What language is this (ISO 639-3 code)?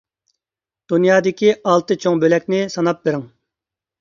uig